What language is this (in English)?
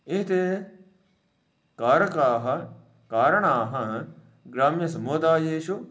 Sanskrit